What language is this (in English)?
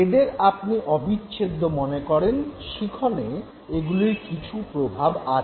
Bangla